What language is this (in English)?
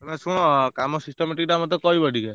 Odia